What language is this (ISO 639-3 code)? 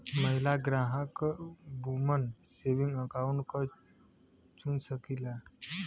bho